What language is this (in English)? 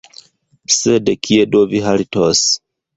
Esperanto